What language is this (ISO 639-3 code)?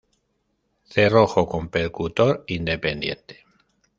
spa